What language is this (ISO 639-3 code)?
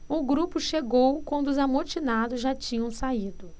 por